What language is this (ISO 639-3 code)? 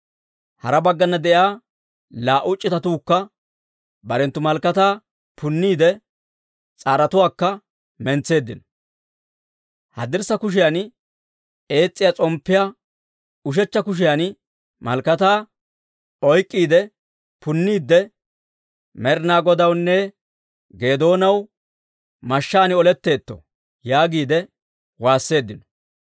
dwr